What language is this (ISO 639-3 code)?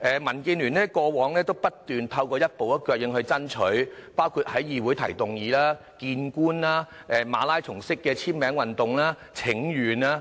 yue